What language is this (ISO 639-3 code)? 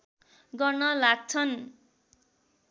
nep